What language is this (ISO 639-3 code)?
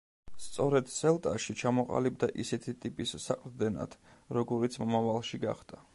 kat